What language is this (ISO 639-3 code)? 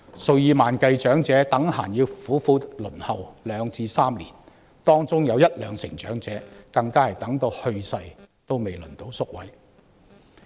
yue